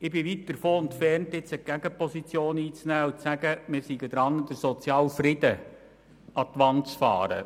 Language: Swiss German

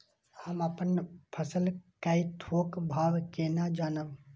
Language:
Maithili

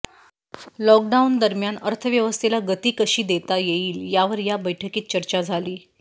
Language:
Marathi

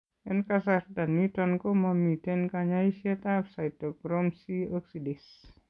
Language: Kalenjin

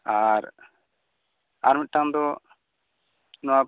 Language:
Santali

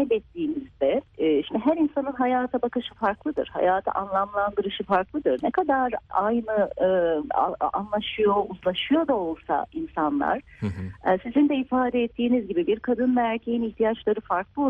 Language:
Turkish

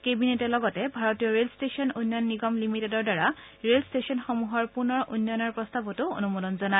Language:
Assamese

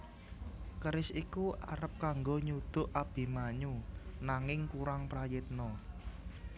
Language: Javanese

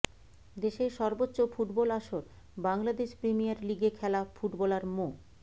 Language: Bangla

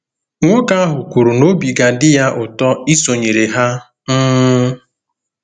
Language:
Igbo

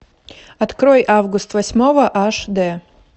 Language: Russian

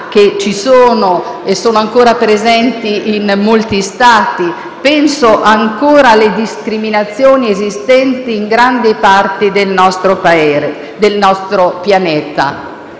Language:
Italian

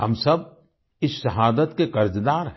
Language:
Hindi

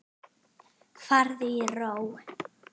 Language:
Icelandic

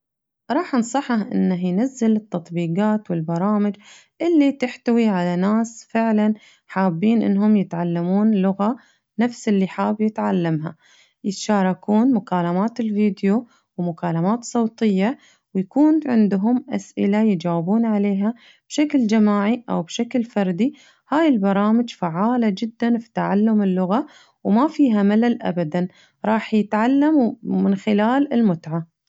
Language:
Najdi Arabic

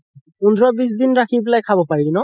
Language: Assamese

